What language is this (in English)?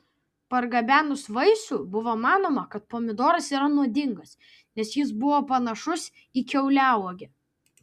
Lithuanian